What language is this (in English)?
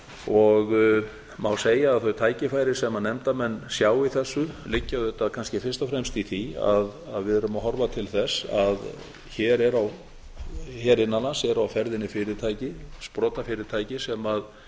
Icelandic